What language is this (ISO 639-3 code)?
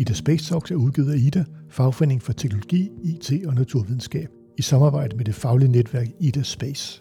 dan